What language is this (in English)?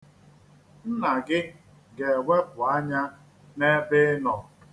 Igbo